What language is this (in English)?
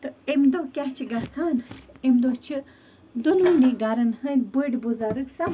Kashmiri